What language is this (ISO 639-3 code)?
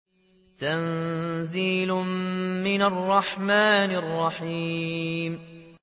ara